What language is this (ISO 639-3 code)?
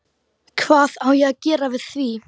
isl